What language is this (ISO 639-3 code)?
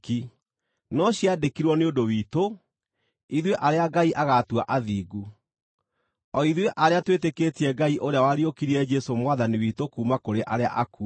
kik